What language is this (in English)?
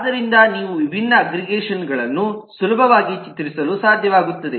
Kannada